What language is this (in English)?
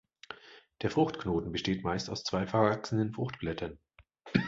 German